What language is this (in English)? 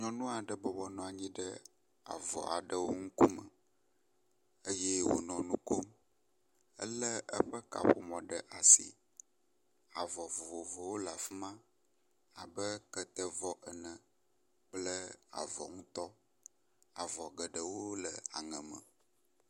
Ewe